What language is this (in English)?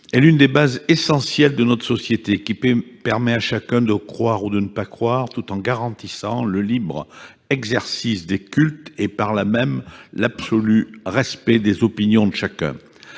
French